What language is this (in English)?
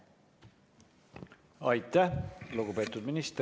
Estonian